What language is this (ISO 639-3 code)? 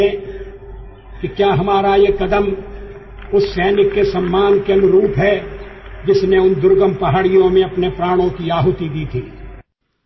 tel